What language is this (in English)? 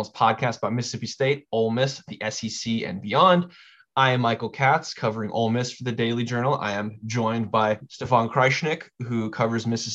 English